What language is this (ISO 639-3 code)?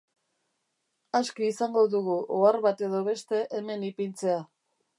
eus